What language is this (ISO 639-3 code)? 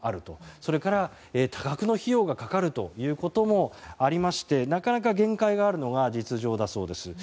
jpn